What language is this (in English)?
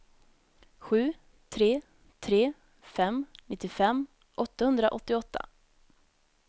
Swedish